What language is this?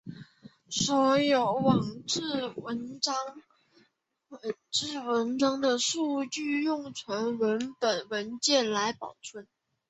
Chinese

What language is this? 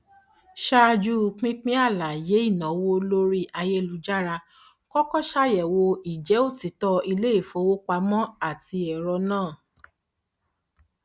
Yoruba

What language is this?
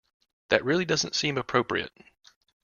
English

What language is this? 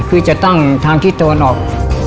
Thai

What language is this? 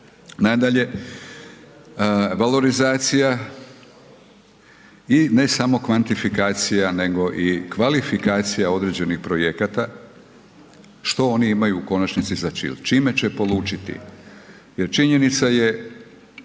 Croatian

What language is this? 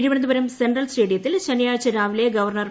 Malayalam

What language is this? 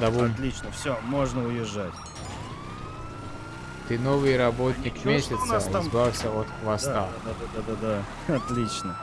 Russian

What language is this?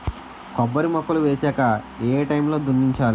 Telugu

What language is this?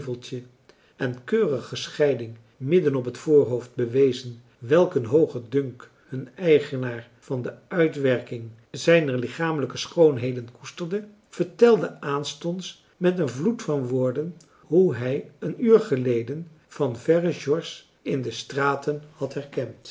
Dutch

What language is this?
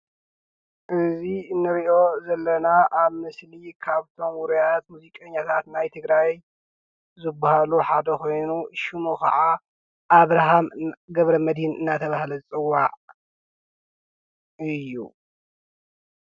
Tigrinya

